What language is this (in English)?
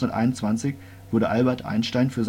German